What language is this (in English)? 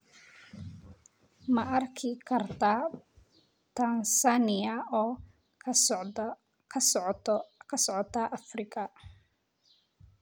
Somali